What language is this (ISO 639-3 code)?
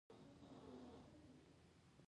pus